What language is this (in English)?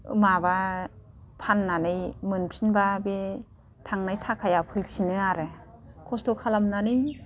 Bodo